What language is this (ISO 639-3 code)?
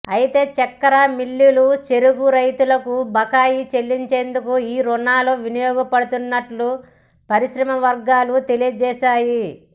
tel